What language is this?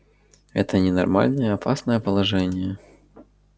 Russian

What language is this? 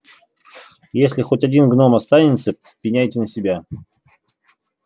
Russian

